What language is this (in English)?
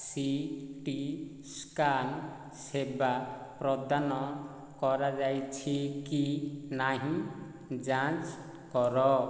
Odia